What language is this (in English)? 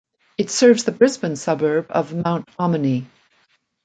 English